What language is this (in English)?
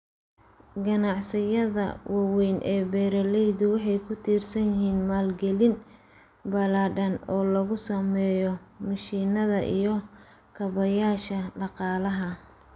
Somali